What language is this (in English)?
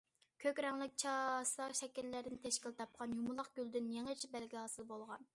Uyghur